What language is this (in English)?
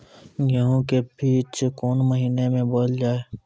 Maithili